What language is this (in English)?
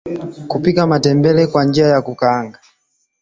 Swahili